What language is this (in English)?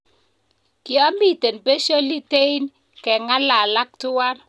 Kalenjin